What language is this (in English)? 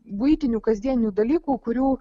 Lithuanian